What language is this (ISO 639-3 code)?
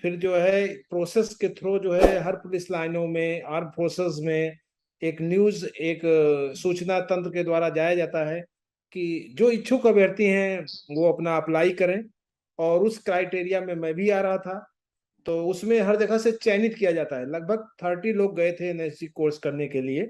hin